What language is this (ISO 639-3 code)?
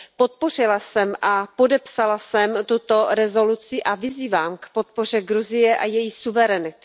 ces